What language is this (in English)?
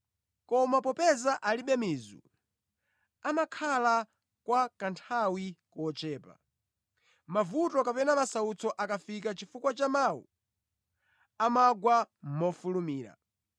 Nyanja